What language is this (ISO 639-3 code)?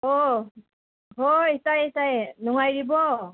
mni